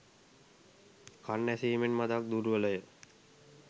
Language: Sinhala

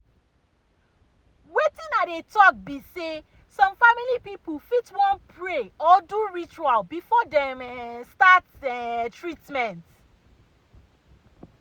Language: Nigerian Pidgin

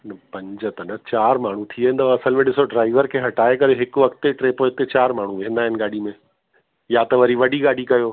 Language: Sindhi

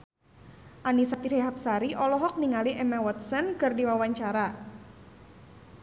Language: Sundanese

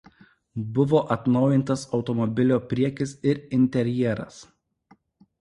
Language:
Lithuanian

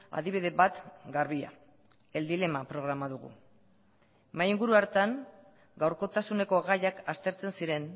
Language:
Basque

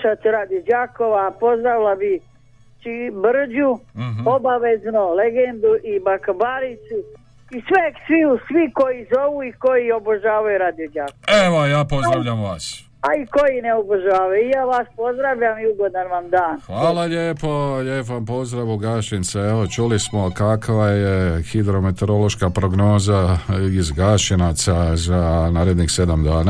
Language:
Croatian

